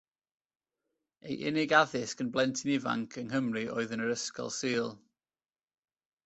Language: Welsh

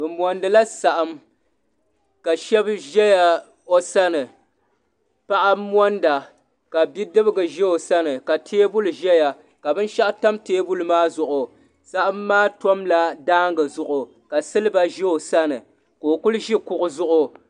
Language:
Dagbani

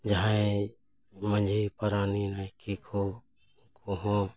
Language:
Santali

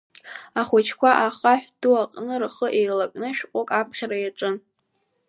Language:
Abkhazian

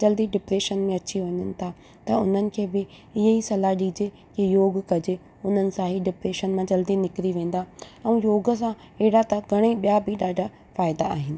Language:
Sindhi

